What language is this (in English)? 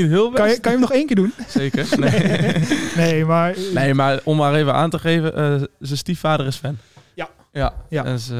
Dutch